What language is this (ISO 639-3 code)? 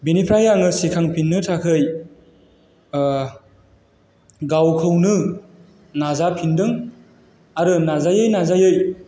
brx